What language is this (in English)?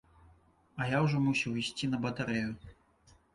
Belarusian